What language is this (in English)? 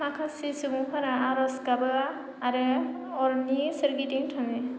Bodo